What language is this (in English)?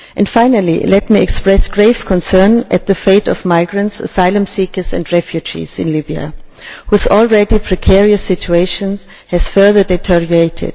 English